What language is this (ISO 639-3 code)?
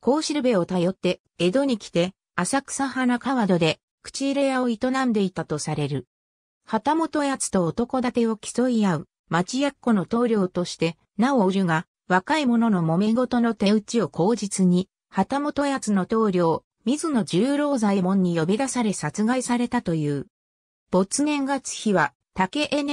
jpn